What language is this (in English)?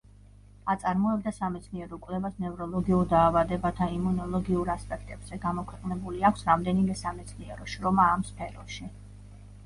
Georgian